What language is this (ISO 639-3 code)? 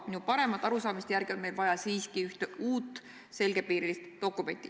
est